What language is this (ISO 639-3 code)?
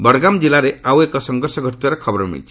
ori